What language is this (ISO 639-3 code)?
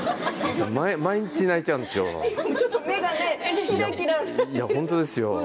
jpn